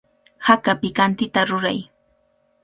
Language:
Cajatambo North Lima Quechua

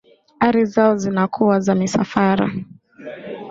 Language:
Swahili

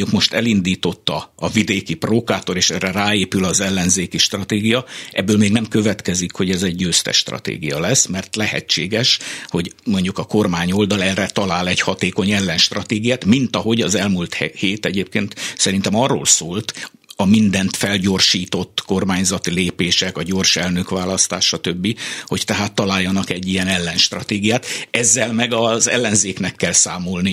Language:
Hungarian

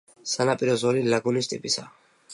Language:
Georgian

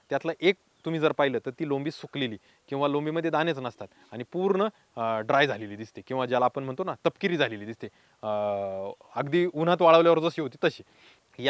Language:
Romanian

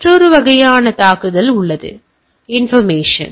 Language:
Tamil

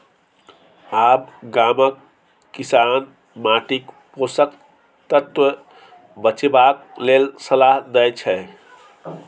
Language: Maithili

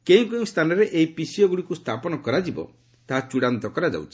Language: Odia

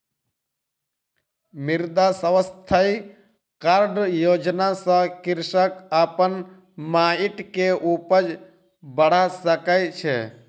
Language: Maithili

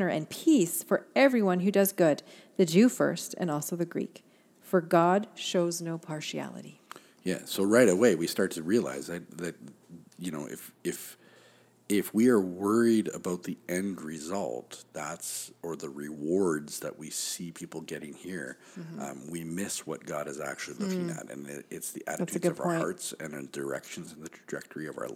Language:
English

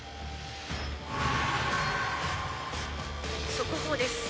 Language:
Japanese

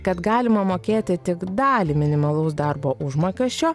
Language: Lithuanian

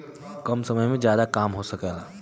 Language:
Bhojpuri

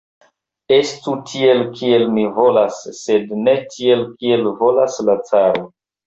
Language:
Esperanto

